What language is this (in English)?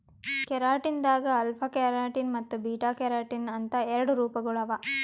Kannada